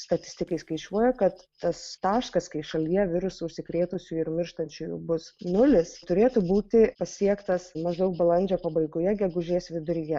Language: Lithuanian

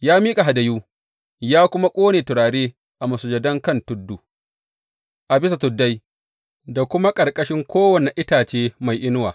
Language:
Hausa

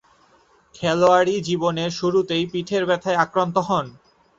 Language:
Bangla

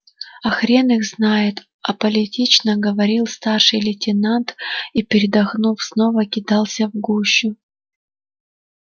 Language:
Russian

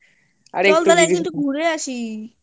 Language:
Bangla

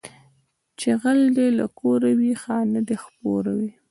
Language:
Pashto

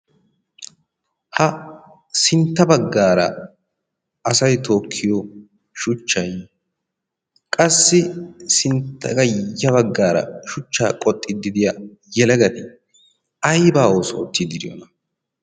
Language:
Wolaytta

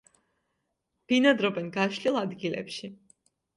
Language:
Georgian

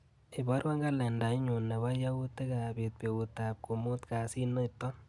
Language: Kalenjin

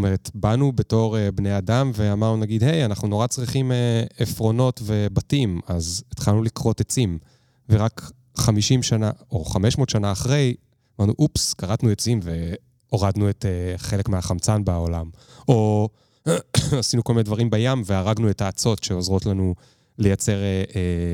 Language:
Hebrew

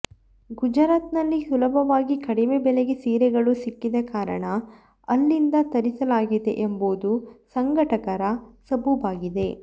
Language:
Kannada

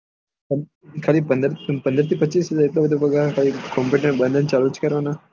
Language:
Gujarati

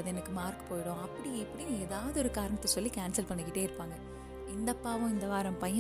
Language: Tamil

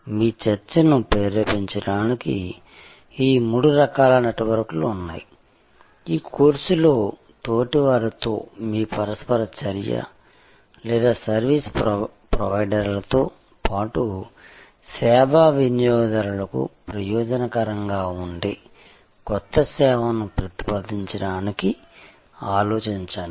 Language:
Telugu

